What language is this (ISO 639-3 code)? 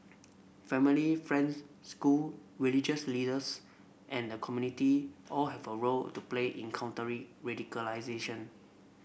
eng